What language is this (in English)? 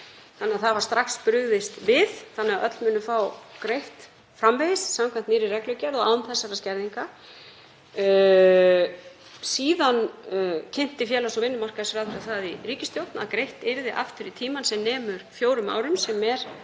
Icelandic